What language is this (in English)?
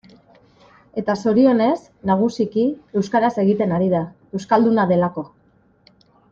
Basque